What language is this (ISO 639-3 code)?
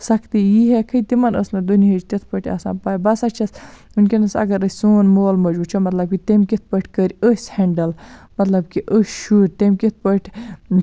kas